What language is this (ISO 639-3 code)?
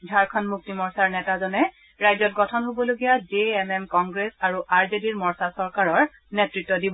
asm